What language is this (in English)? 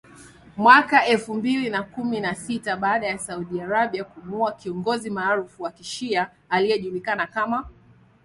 Swahili